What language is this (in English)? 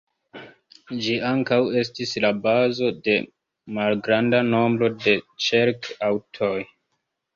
Esperanto